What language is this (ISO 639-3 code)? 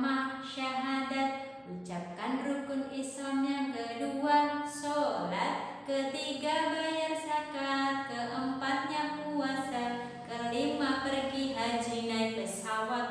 ron